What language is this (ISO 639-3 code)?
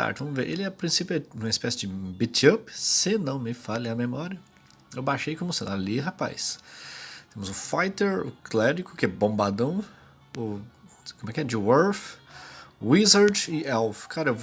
por